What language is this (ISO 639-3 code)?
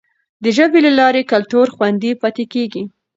pus